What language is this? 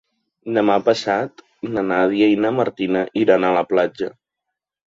Catalan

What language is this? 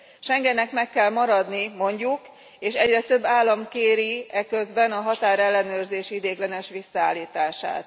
Hungarian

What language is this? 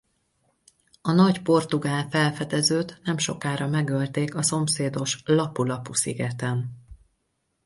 Hungarian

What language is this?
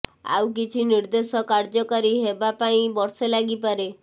Odia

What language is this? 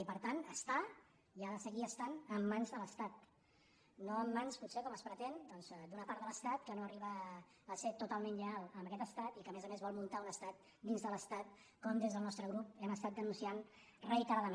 Catalan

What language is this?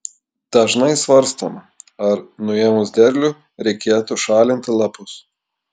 Lithuanian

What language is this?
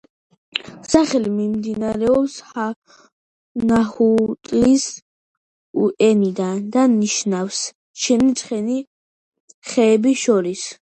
Georgian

